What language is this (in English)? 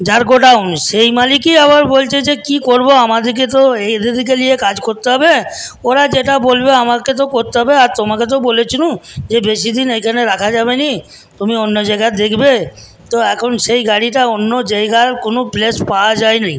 Bangla